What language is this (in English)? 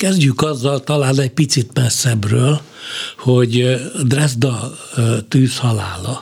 Hungarian